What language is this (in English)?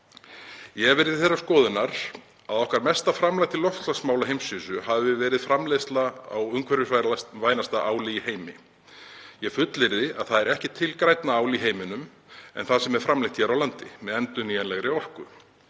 Icelandic